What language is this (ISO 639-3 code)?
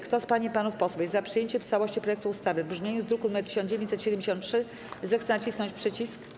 pol